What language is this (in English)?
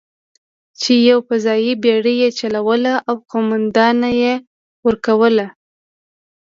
Pashto